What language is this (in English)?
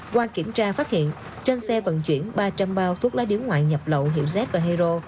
Vietnamese